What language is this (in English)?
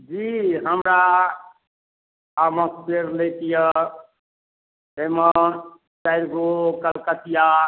Maithili